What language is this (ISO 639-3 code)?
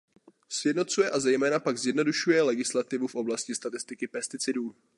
ces